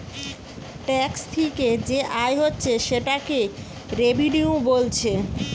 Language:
Bangla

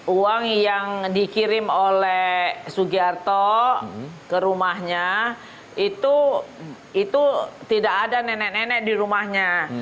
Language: Indonesian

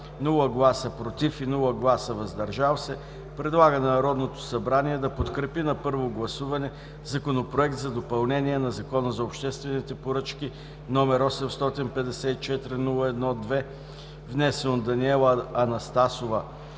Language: Bulgarian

